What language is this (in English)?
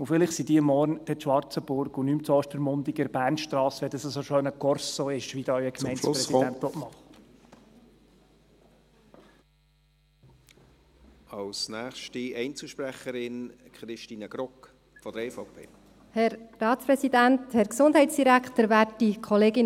Swiss German